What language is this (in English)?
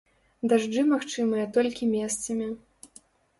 Belarusian